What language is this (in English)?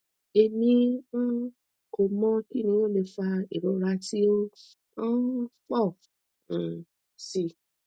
Yoruba